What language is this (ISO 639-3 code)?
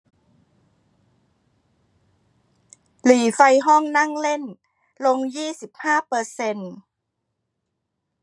tha